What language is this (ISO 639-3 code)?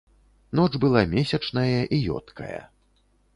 bel